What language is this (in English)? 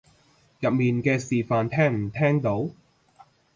Cantonese